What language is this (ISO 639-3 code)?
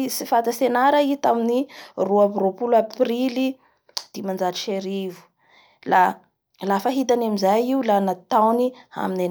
bhr